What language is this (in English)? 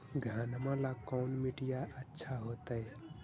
Magahi